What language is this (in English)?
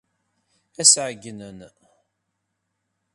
Kabyle